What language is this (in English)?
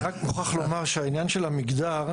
Hebrew